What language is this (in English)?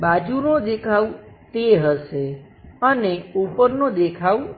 Gujarati